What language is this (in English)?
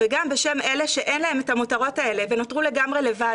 Hebrew